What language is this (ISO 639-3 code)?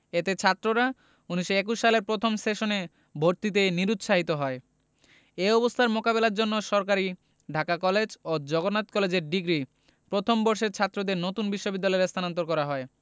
ben